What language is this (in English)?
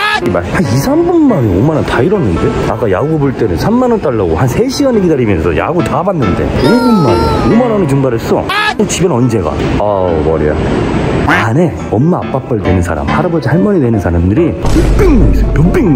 Korean